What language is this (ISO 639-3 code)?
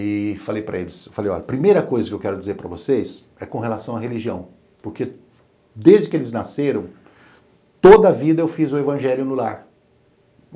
por